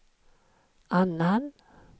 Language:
Swedish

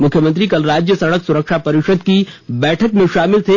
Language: Hindi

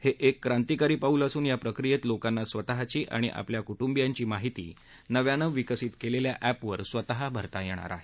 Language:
Marathi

